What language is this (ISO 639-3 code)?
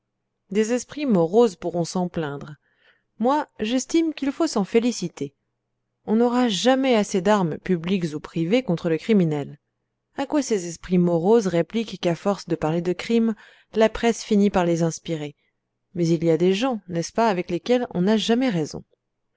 fra